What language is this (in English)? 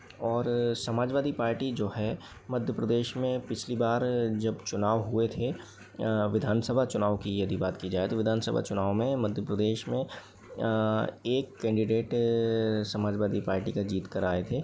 Hindi